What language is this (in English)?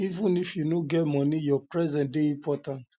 Nigerian Pidgin